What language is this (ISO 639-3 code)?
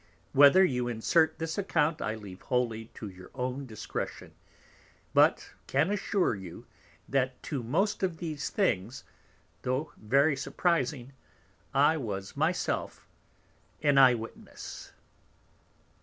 eng